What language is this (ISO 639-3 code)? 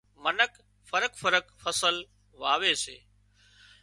kxp